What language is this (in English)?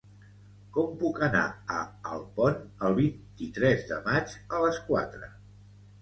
Catalan